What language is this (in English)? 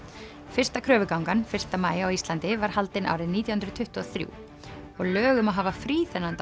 Icelandic